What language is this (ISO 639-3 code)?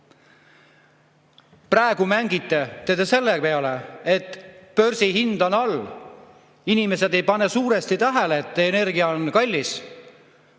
est